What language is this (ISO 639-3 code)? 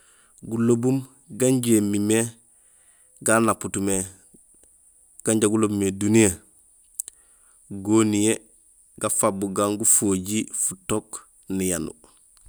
gsl